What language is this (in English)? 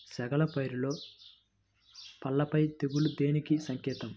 Telugu